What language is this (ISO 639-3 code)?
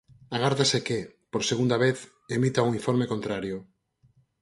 glg